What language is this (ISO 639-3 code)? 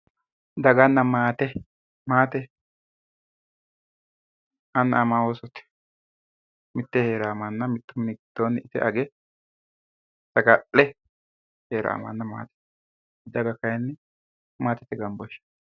sid